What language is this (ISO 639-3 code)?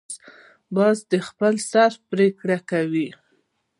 pus